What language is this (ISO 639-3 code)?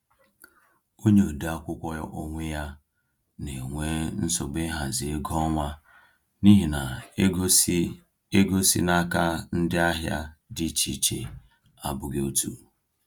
ibo